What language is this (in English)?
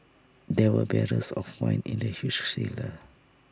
English